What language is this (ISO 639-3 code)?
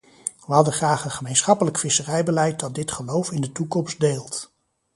nld